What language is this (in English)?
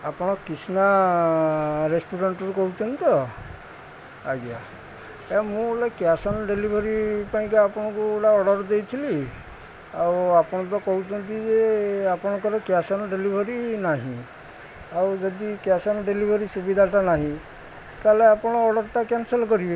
Odia